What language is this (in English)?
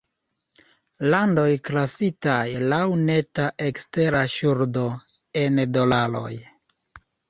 Esperanto